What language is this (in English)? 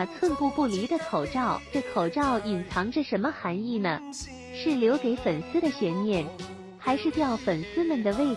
Chinese